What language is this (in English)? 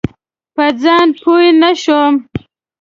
Pashto